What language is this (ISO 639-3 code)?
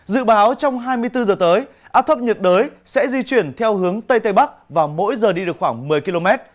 vie